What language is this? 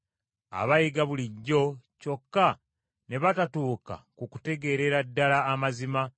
Ganda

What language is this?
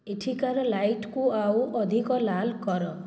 Odia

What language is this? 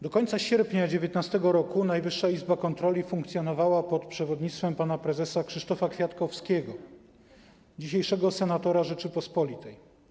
Polish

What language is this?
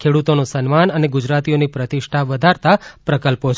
Gujarati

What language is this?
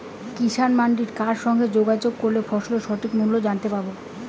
Bangla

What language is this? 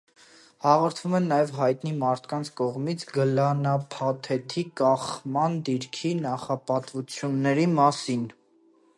Armenian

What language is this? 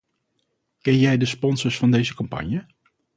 Dutch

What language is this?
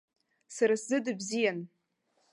Abkhazian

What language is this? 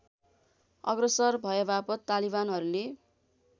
Nepali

